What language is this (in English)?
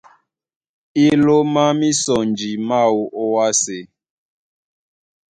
Duala